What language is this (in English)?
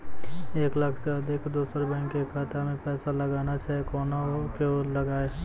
Maithili